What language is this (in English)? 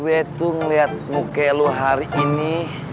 Indonesian